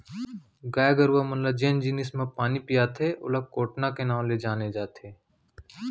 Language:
Chhattisgarhi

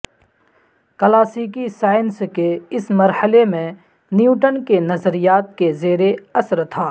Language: Urdu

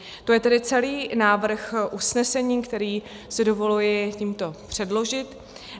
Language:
Czech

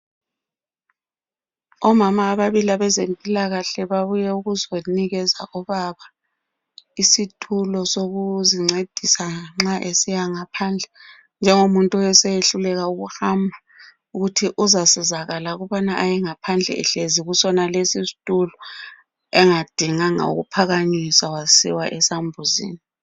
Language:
North Ndebele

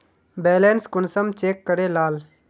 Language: Magahi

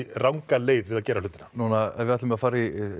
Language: Icelandic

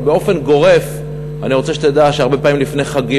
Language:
Hebrew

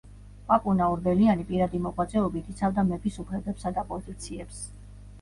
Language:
Georgian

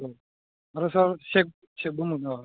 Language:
Bodo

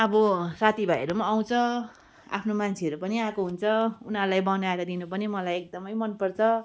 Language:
Nepali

